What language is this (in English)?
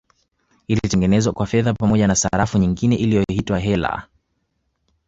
Swahili